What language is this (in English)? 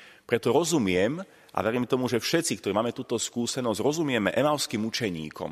Slovak